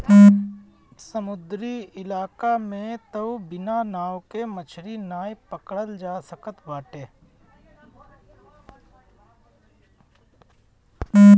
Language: Bhojpuri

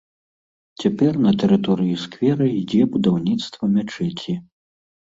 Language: Belarusian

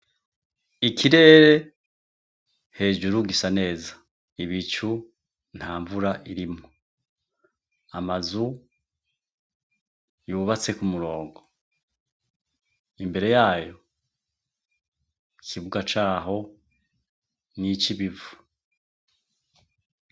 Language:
Rundi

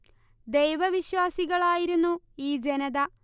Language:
Malayalam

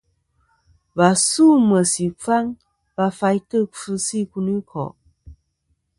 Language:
Kom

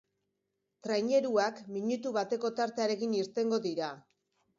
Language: Basque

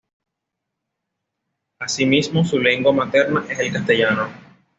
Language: Spanish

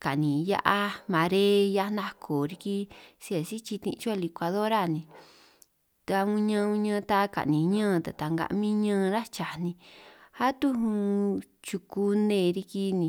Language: San Martín Itunyoso Triqui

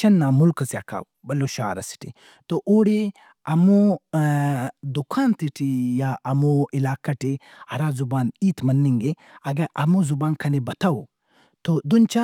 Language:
Brahui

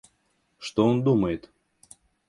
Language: Russian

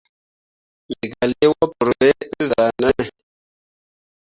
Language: Mundang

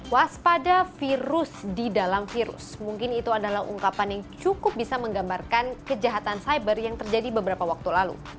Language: Indonesian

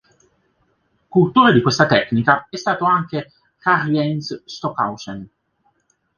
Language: Italian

